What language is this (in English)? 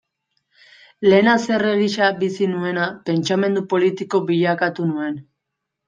Basque